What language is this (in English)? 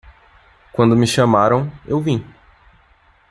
Portuguese